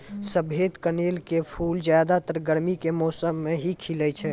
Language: Maithili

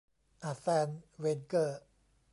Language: Thai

